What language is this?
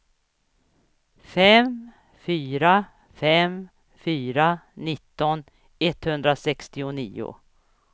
Swedish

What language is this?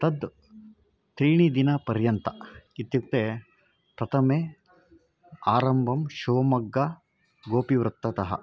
Sanskrit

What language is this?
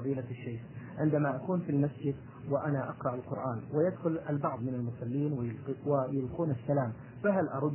Arabic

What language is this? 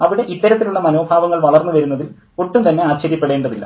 Malayalam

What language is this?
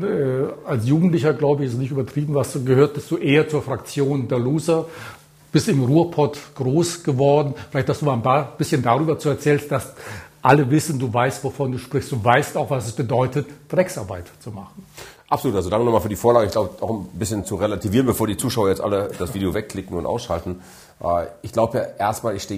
German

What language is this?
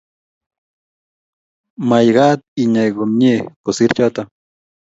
Kalenjin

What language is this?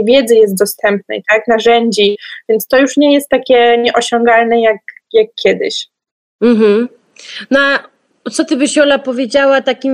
Polish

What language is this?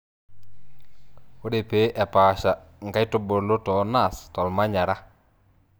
Masai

